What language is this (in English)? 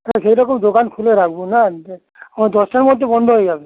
Bangla